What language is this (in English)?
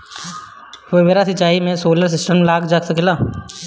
Bhojpuri